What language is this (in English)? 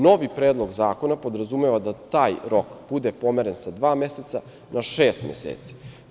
Serbian